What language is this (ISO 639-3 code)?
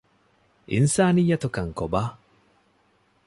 div